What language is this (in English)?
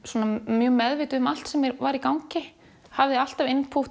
Icelandic